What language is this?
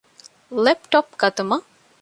Divehi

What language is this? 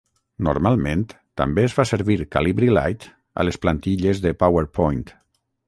Catalan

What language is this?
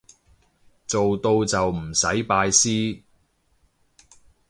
Cantonese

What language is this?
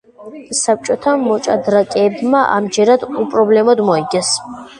Georgian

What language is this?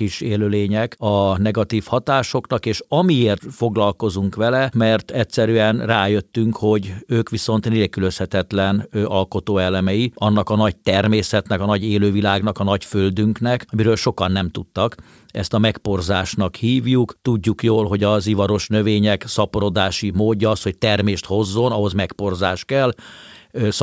Hungarian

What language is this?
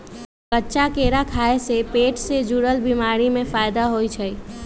Magahi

